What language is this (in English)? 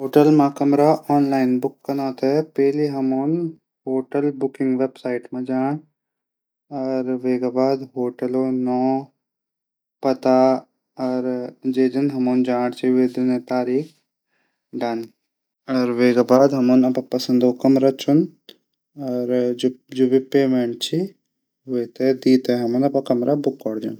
Garhwali